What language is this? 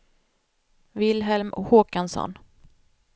Swedish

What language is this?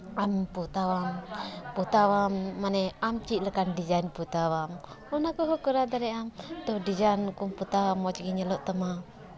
Santali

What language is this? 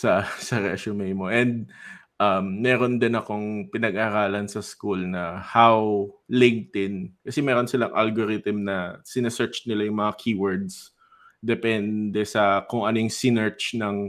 Filipino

